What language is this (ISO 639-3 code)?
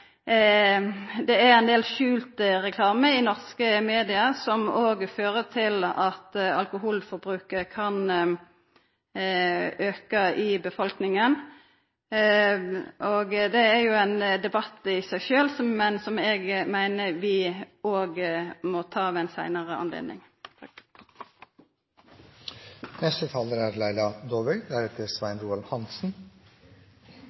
nno